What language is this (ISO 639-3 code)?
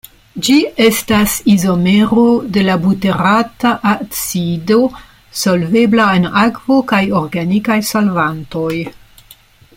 epo